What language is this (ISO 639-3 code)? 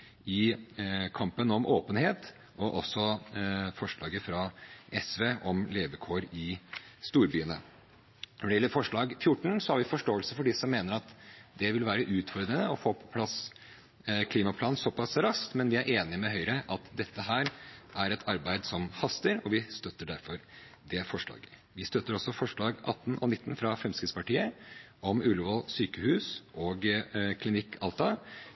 nob